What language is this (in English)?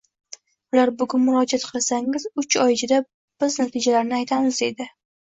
Uzbek